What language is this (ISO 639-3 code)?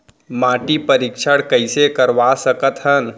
hne